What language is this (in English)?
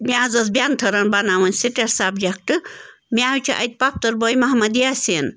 Kashmiri